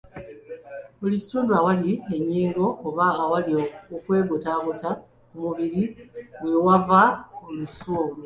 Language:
Ganda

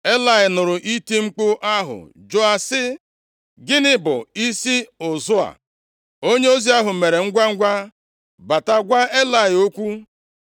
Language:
Igbo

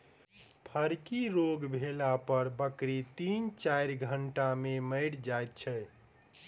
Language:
Maithili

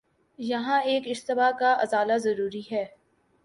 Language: Urdu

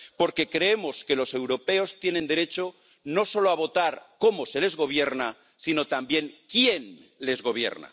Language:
Spanish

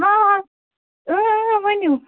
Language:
Kashmiri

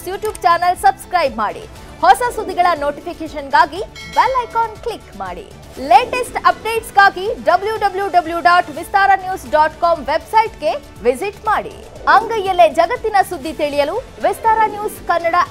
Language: Kannada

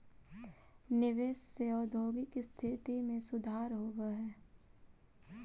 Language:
Magahi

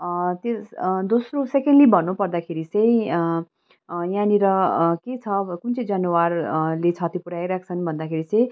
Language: Nepali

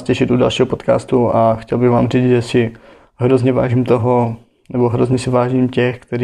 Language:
Czech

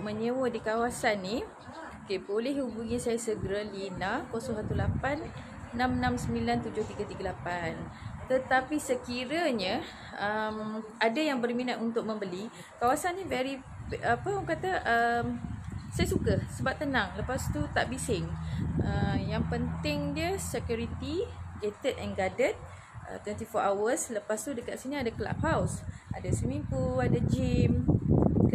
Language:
Malay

